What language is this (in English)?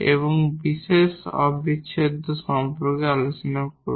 Bangla